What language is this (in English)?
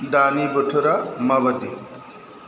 Bodo